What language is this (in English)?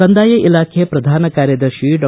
Kannada